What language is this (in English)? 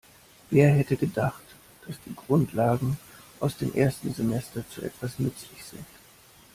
German